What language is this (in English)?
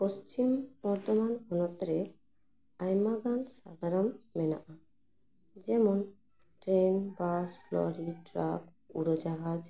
Santali